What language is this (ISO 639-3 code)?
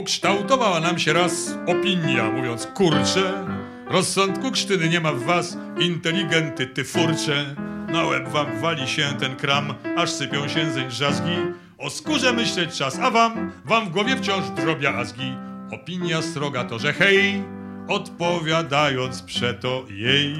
pol